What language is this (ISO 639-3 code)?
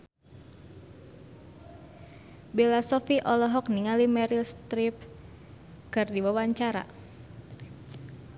sun